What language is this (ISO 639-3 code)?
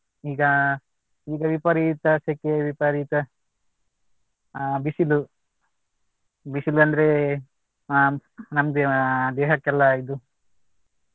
kan